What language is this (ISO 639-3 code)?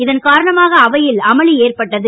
tam